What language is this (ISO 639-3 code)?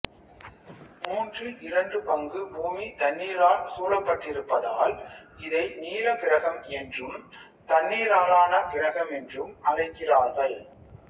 tam